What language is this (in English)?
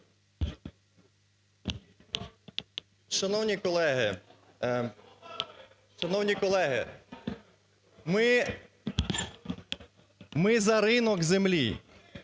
Ukrainian